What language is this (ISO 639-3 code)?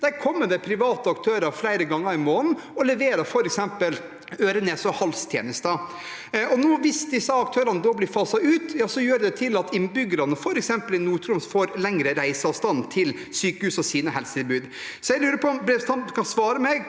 nor